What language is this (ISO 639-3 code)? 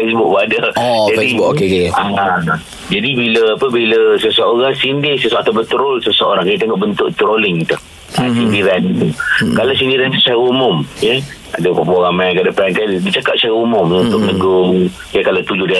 msa